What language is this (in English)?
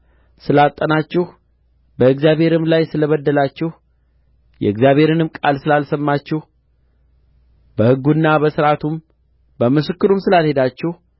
Amharic